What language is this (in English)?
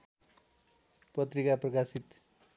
Nepali